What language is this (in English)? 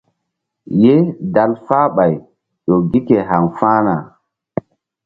Mbum